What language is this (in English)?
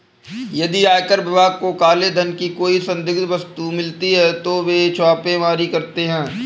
Hindi